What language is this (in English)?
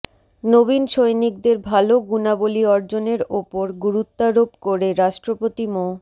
Bangla